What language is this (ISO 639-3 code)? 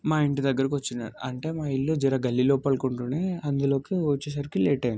tel